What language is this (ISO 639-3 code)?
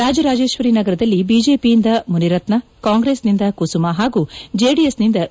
kan